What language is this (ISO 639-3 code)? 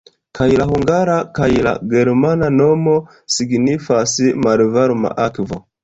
epo